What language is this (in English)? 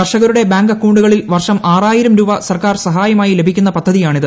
Malayalam